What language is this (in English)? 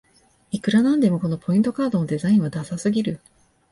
Japanese